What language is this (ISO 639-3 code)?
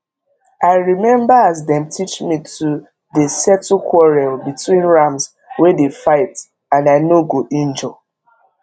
pcm